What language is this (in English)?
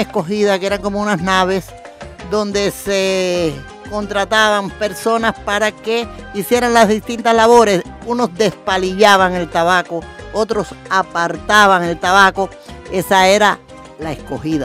Spanish